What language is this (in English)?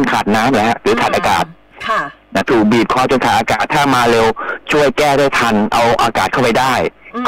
Thai